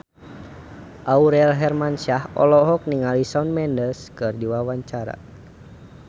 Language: Sundanese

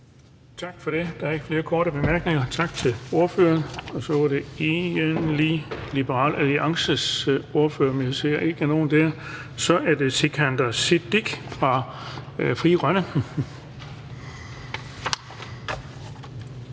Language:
Danish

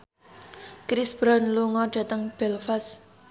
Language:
Javanese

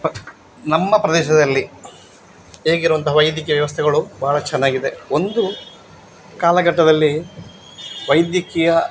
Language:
Kannada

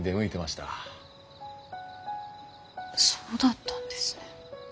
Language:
Japanese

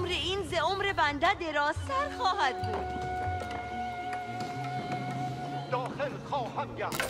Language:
Persian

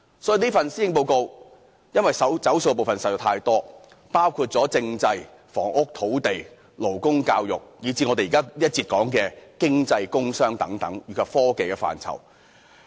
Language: Cantonese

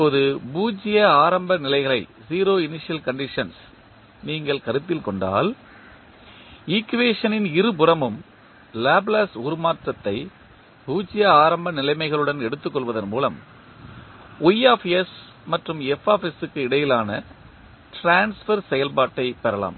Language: Tamil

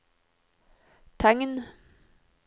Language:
Norwegian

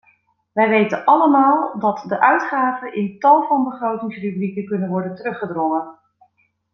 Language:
Dutch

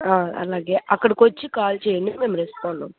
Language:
Telugu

